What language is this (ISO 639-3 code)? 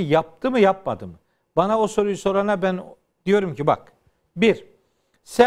tur